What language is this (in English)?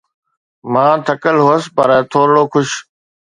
Sindhi